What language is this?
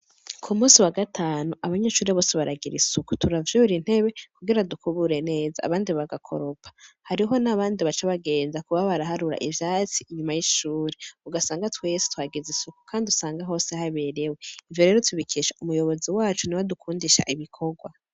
Rundi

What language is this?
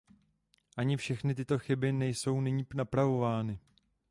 Czech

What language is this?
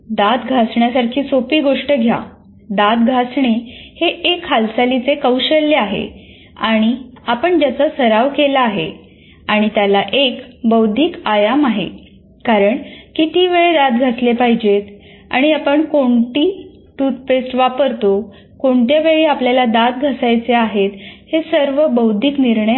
Marathi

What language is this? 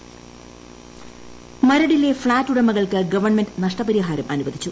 Malayalam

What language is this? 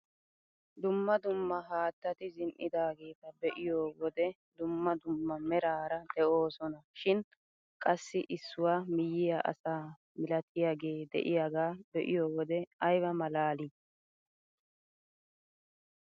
Wolaytta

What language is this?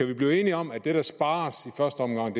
Danish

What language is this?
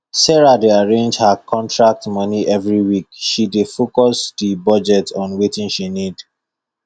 Nigerian Pidgin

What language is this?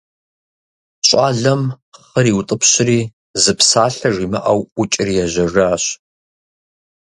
Kabardian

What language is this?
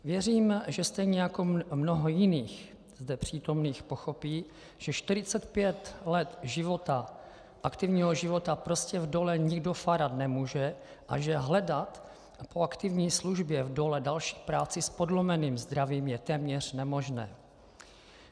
Czech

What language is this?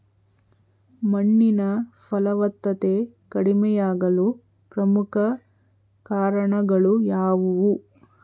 Kannada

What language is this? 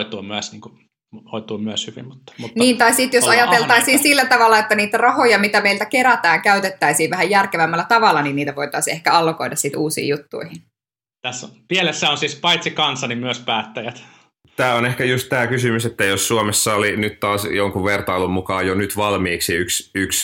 Finnish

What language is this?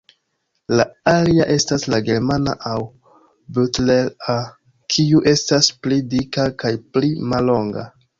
Esperanto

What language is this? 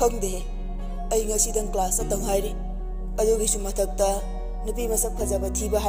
Arabic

